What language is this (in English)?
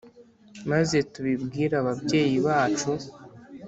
Kinyarwanda